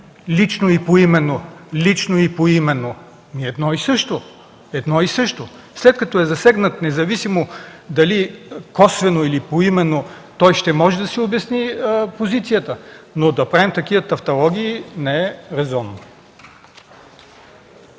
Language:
Bulgarian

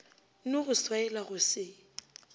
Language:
Northern Sotho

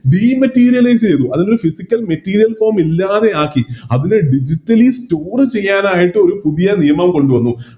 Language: Malayalam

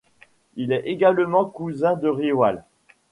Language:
French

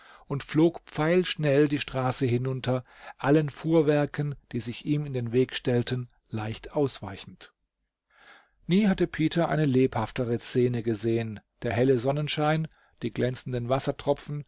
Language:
German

